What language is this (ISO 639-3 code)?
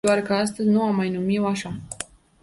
ron